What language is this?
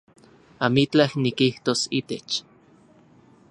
Central Puebla Nahuatl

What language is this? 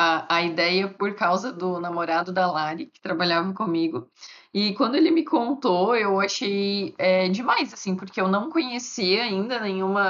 Portuguese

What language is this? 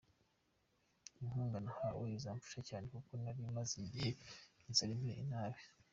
Kinyarwanda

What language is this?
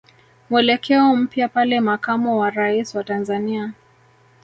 Swahili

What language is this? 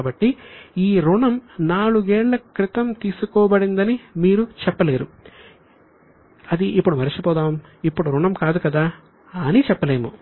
Telugu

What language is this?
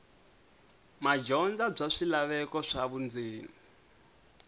Tsonga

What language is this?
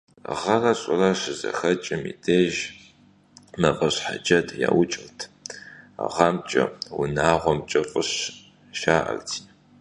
Kabardian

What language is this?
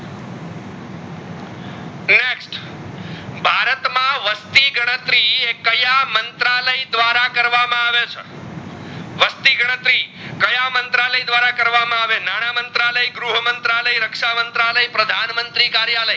Gujarati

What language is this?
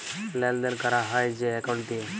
Bangla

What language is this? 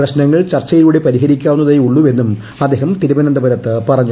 Malayalam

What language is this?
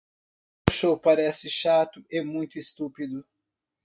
Portuguese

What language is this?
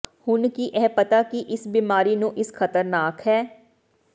Punjabi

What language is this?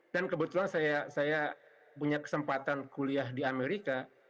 Indonesian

